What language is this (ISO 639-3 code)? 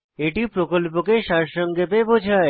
ben